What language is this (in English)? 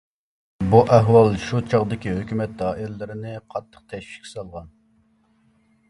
Uyghur